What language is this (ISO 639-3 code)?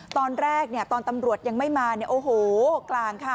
tha